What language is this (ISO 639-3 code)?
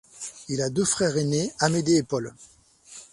fra